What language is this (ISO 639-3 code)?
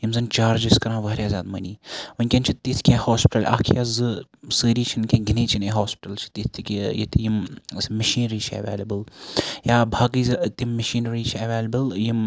kas